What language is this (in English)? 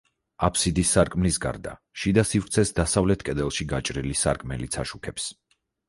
Georgian